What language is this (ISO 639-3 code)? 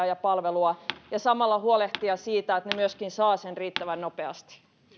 fin